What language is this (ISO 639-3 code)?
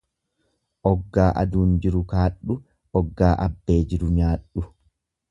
orm